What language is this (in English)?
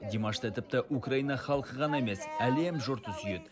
Kazakh